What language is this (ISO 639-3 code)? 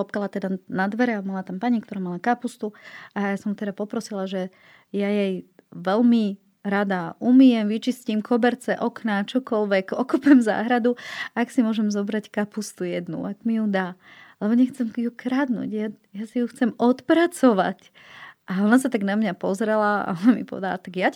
slk